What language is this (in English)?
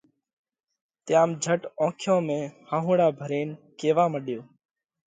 Parkari Koli